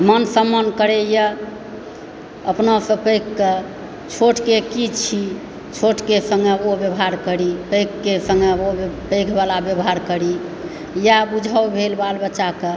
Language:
Maithili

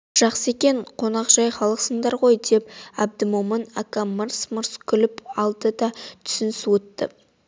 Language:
Kazakh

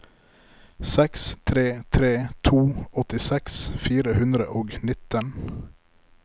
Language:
Norwegian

